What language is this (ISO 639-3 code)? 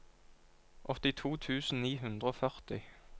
nor